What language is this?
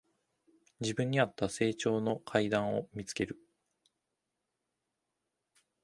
Japanese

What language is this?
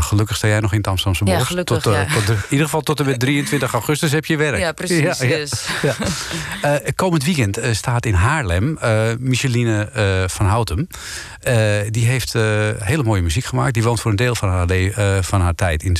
Dutch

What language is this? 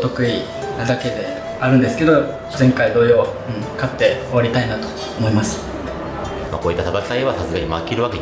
Japanese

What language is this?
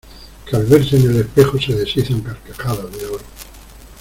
Spanish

